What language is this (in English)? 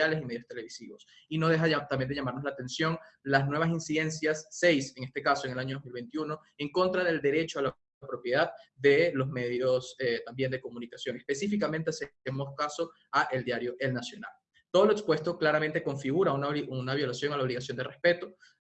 Spanish